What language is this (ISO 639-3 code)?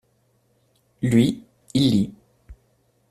fra